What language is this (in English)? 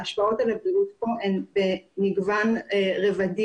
Hebrew